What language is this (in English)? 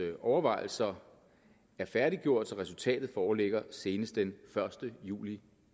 Danish